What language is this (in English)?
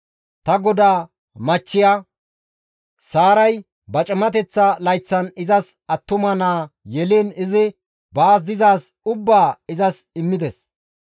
Gamo